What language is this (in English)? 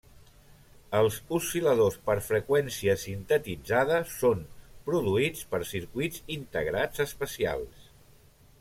Catalan